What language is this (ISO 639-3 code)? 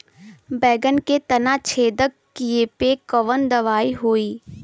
bho